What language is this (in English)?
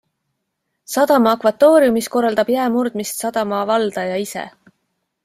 Estonian